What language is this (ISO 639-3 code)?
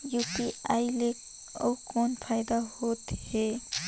hne